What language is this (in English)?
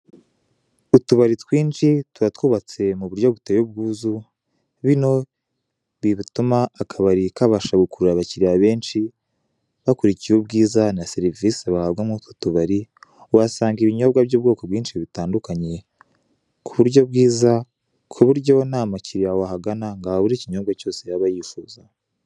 Kinyarwanda